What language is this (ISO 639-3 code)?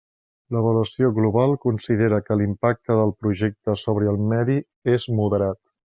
cat